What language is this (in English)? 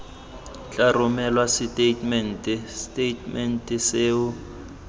Tswana